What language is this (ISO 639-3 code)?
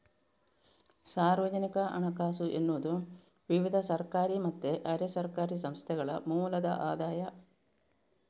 kan